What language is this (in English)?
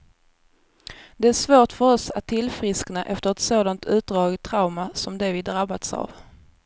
Swedish